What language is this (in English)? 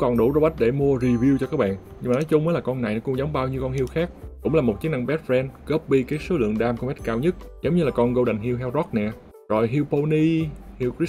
Vietnamese